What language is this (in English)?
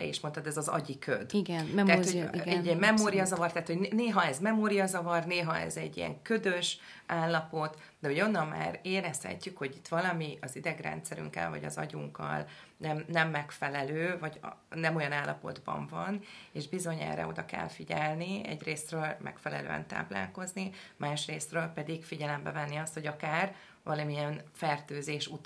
Hungarian